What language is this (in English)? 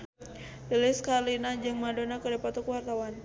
Sundanese